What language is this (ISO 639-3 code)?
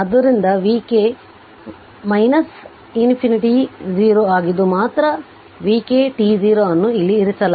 kan